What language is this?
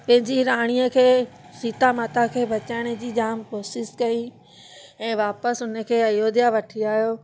Sindhi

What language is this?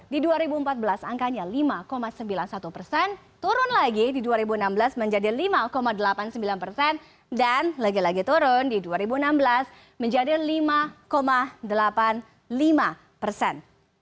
Indonesian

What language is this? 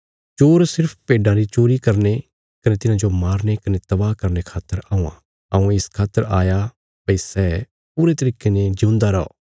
Bilaspuri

